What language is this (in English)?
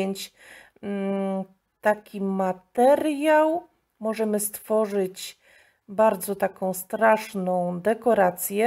Polish